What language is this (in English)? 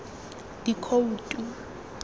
Tswana